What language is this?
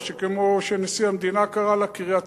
Hebrew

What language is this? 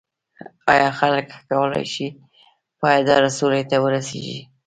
Pashto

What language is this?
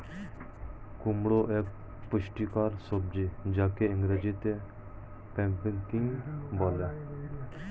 Bangla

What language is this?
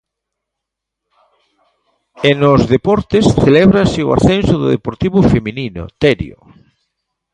Galician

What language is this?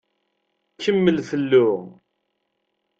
Kabyle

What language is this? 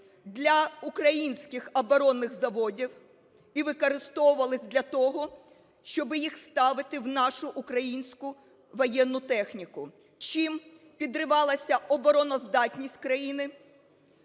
Ukrainian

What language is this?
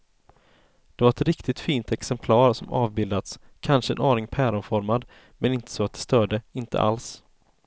Swedish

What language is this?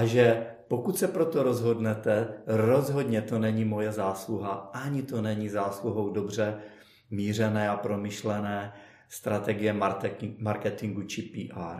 Czech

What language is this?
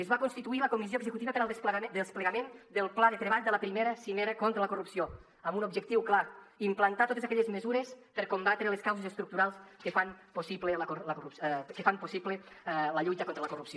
Catalan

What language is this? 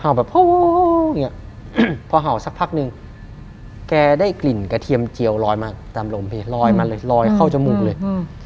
Thai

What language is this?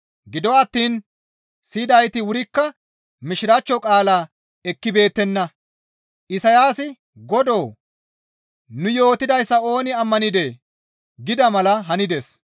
Gamo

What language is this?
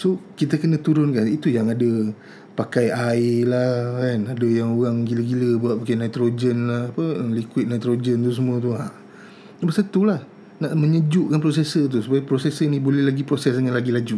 Malay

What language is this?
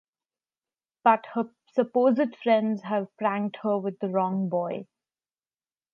English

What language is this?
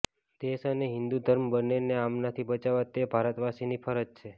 Gujarati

